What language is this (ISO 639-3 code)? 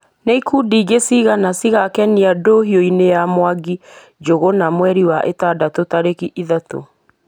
kik